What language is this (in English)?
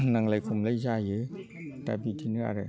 Bodo